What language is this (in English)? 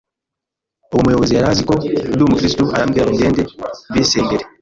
Kinyarwanda